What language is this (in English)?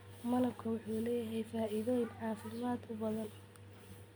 Somali